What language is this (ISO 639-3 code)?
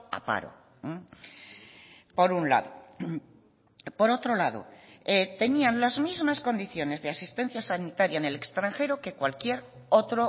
spa